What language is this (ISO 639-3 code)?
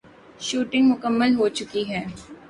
urd